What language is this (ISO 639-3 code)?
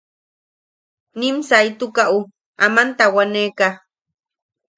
yaq